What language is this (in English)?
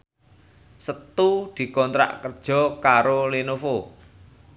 Javanese